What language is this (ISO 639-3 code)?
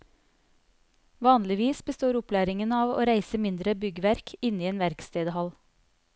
nor